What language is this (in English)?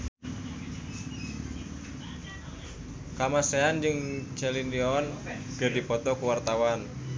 Sundanese